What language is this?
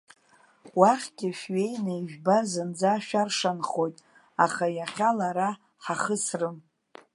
Abkhazian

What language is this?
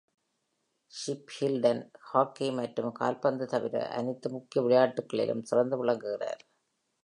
Tamil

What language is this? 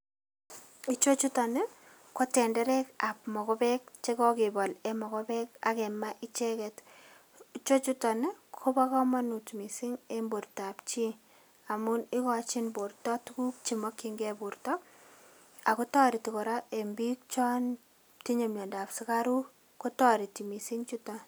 Kalenjin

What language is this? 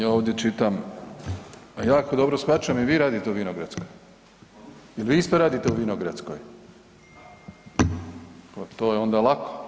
Croatian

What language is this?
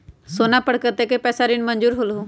Magahi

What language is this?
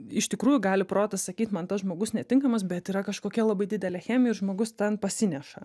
Lithuanian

